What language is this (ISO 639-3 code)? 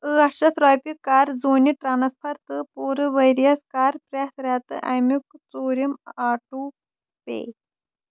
kas